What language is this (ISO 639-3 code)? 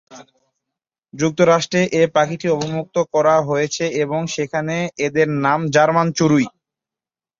ben